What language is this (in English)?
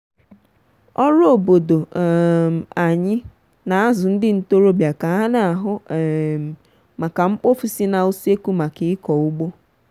Igbo